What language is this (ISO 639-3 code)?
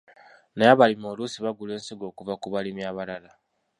lug